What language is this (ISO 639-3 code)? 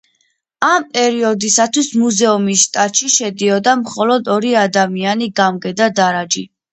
kat